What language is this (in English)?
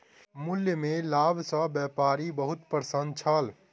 Maithili